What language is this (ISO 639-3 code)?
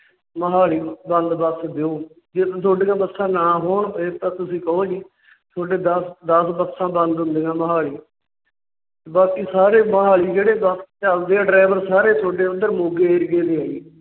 pan